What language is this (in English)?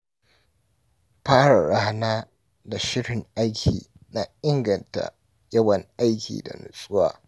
Hausa